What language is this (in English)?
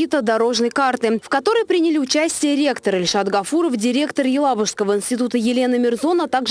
Russian